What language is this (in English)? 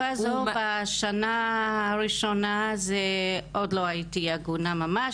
Hebrew